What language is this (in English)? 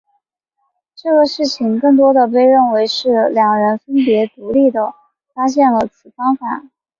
Chinese